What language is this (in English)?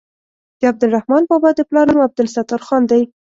Pashto